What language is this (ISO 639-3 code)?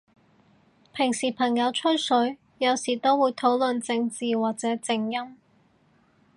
yue